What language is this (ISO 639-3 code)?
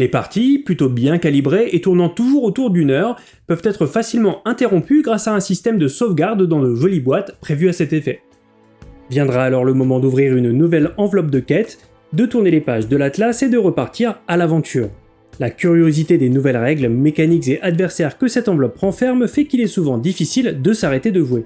fra